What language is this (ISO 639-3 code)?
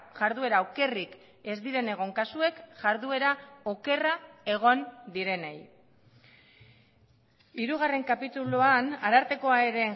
eus